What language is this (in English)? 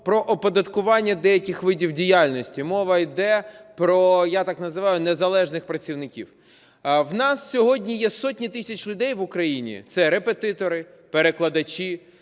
Ukrainian